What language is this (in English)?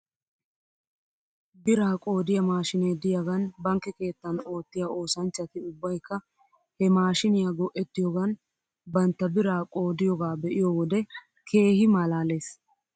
Wolaytta